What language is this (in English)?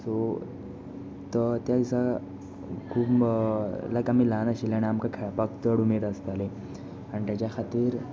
Konkani